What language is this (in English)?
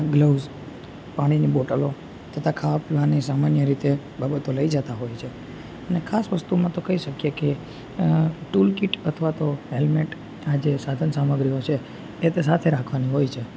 Gujarati